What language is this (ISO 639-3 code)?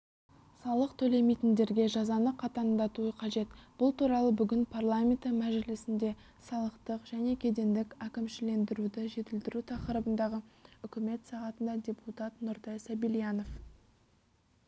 kaz